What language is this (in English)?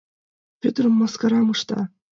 Mari